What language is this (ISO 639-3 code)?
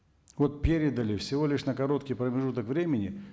kaz